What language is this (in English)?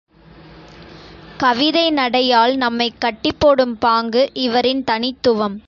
Tamil